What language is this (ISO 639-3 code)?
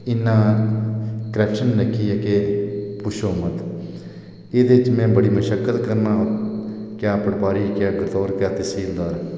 doi